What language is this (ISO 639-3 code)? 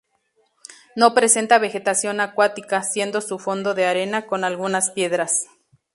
spa